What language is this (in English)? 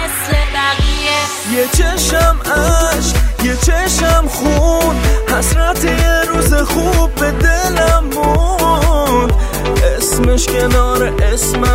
Persian